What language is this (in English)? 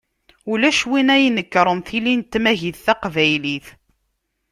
Kabyle